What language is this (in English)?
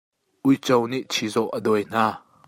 Hakha Chin